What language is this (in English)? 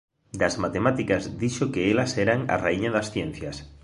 Galician